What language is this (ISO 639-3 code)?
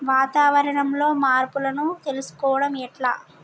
tel